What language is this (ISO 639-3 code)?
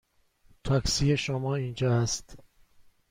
fas